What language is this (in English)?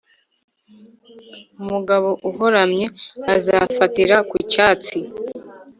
Kinyarwanda